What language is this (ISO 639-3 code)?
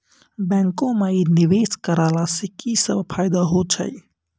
mai